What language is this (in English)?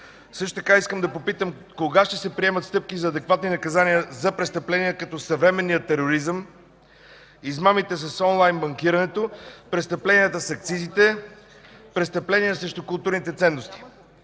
Bulgarian